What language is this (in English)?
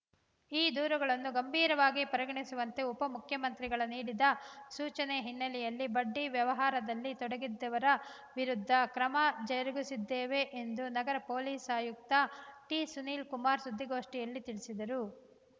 Kannada